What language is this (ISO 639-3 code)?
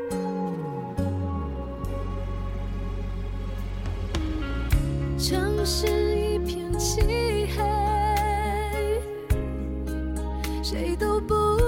zho